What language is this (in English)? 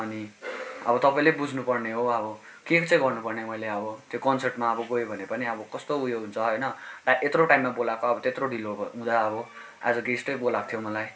Nepali